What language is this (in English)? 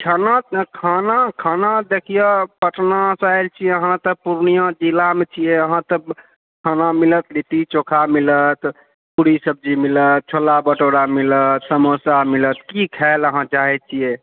Maithili